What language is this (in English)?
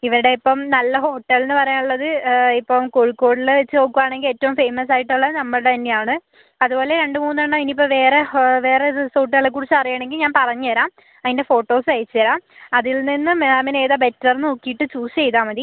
Malayalam